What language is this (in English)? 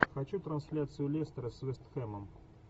Russian